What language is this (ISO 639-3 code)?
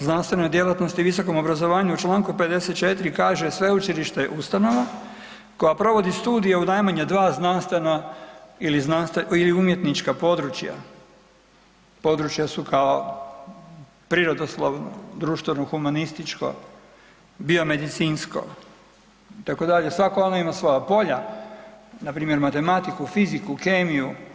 hrv